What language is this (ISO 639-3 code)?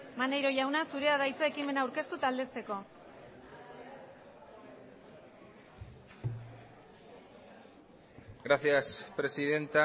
eus